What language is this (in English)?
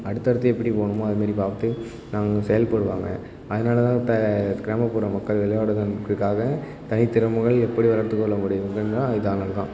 Tamil